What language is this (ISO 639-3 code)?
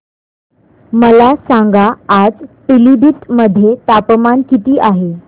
mar